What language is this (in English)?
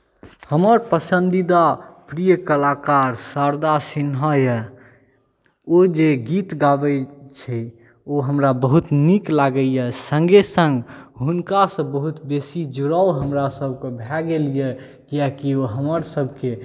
Maithili